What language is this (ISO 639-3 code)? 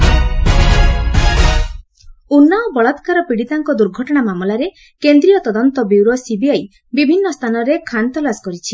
ori